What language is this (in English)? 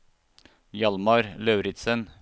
Norwegian